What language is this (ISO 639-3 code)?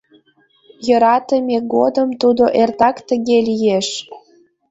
chm